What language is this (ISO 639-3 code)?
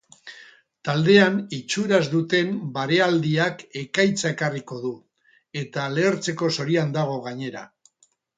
eus